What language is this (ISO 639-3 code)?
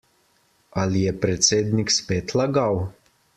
slv